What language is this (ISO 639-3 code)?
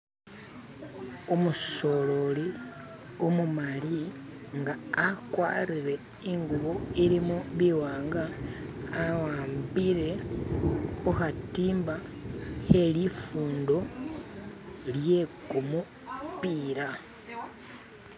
myx